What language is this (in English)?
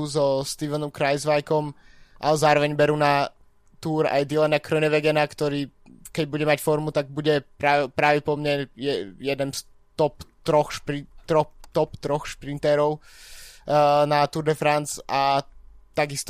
Slovak